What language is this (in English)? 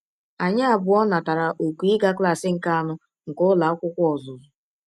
Igbo